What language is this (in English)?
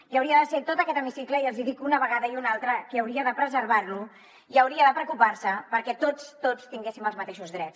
Catalan